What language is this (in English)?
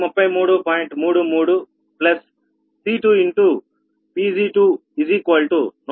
Telugu